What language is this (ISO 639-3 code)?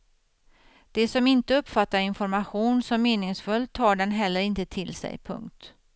swe